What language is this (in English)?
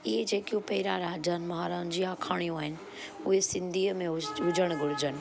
Sindhi